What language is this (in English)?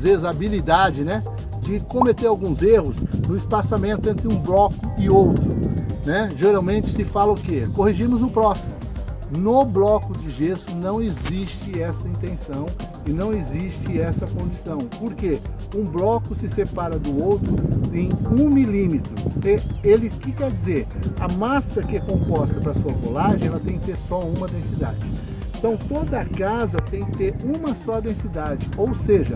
Portuguese